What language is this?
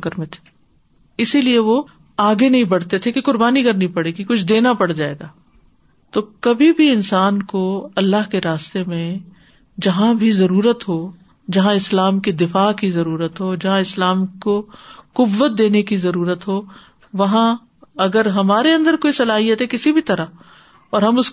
Urdu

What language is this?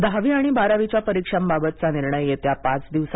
Marathi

